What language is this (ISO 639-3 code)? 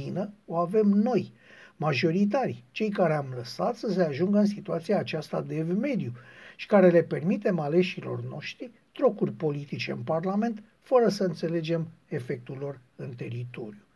ron